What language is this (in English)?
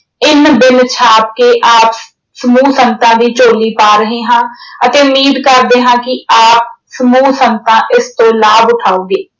Punjabi